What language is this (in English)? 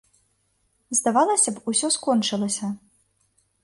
Belarusian